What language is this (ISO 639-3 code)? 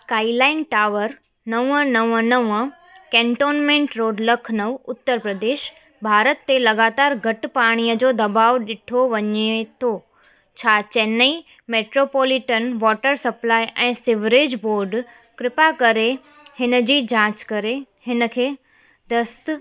snd